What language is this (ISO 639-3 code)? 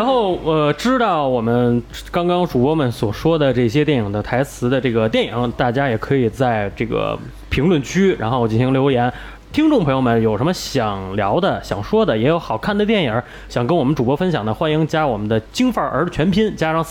zho